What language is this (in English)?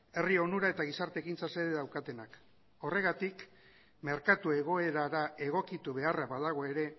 Basque